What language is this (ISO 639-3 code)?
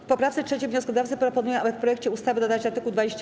pol